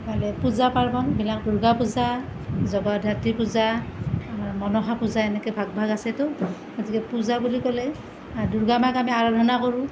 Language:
Assamese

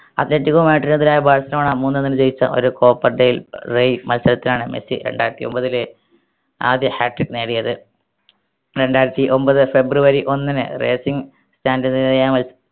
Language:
Malayalam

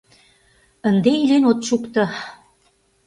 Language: Mari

